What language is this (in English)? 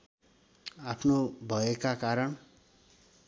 Nepali